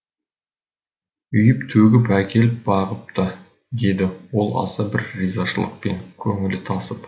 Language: Kazakh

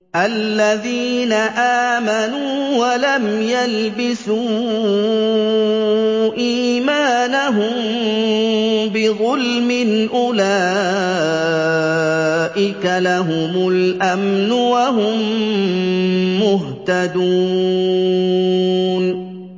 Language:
Arabic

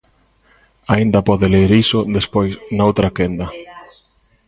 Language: Galician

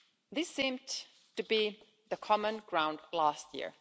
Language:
English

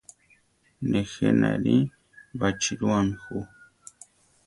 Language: Central Tarahumara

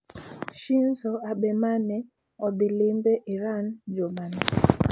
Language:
Luo (Kenya and Tanzania)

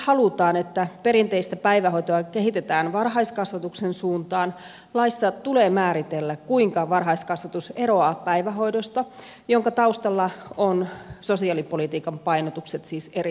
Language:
Finnish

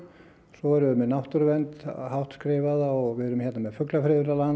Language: Icelandic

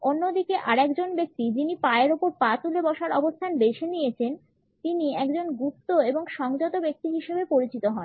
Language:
Bangla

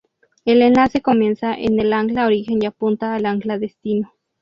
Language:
Spanish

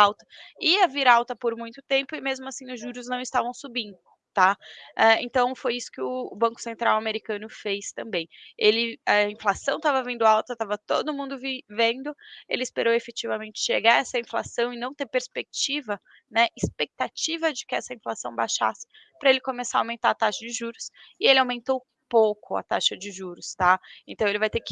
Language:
Portuguese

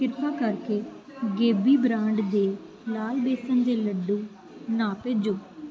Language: Punjabi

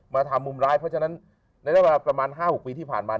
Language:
Thai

